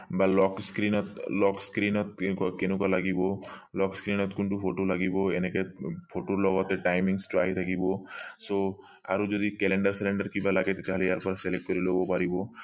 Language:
Assamese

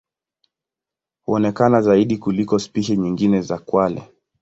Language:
Swahili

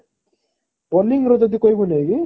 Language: Odia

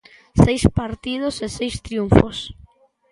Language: Galician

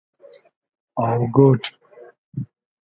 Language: Hazaragi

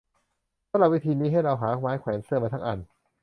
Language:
Thai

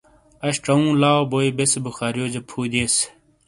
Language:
Shina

